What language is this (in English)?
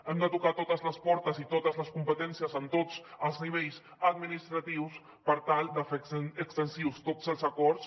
Catalan